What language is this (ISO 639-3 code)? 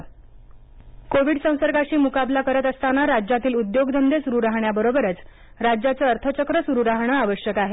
mar